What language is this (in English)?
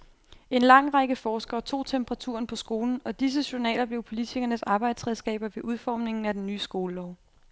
Danish